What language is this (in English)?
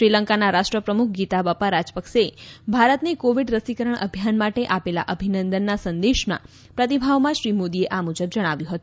Gujarati